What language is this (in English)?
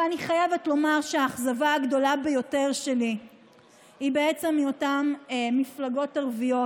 Hebrew